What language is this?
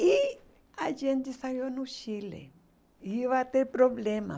Portuguese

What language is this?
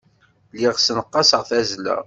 Kabyle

